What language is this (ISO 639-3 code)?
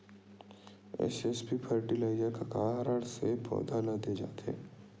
hne